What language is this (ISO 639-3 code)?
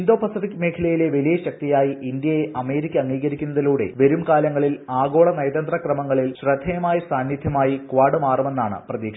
mal